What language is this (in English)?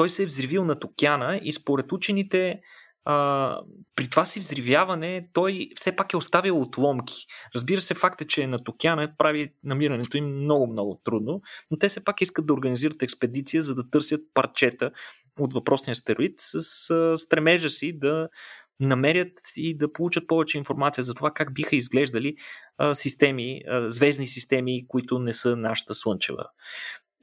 Bulgarian